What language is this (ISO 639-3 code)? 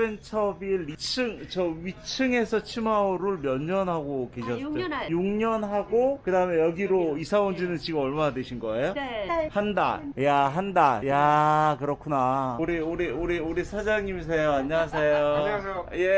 kor